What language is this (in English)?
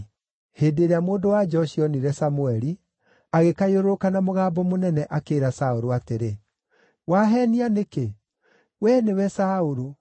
Kikuyu